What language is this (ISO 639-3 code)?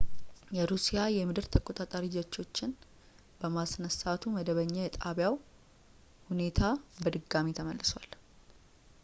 amh